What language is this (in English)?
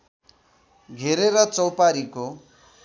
Nepali